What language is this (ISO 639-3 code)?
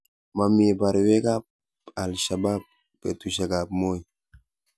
kln